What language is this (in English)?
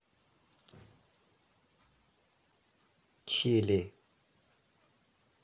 Russian